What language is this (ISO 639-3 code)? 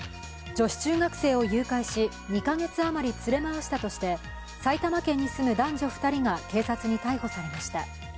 jpn